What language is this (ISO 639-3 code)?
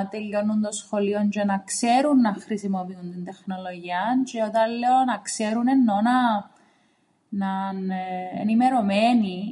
ell